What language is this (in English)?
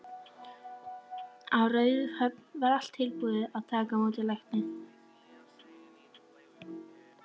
Icelandic